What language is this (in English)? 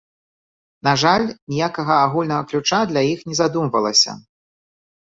Belarusian